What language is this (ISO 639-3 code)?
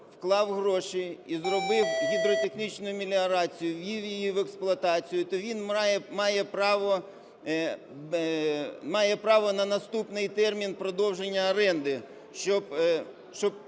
ukr